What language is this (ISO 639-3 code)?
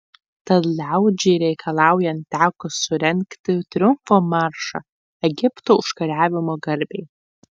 lit